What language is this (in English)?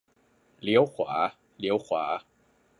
Thai